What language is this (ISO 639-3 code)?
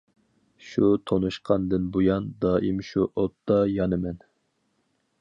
uig